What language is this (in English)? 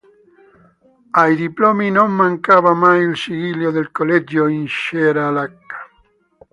Italian